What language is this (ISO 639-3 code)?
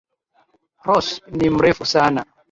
swa